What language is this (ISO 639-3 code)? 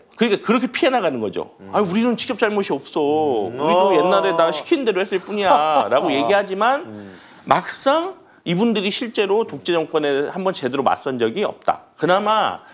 kor